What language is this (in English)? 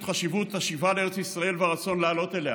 Hebrew